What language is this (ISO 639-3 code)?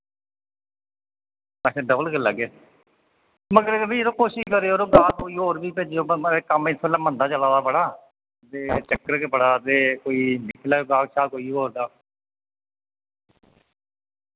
doi